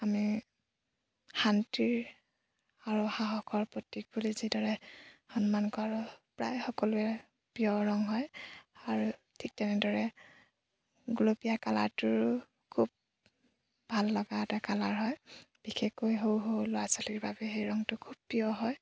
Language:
Assamese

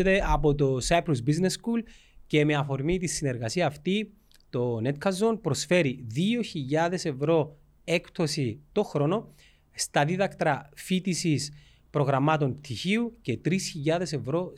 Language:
Greek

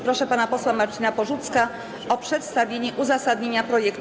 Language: Polish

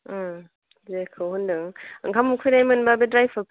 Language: Bodo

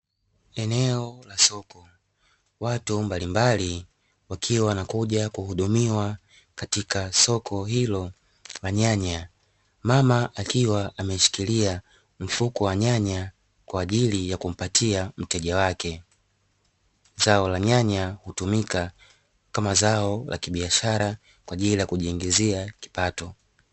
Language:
Swahili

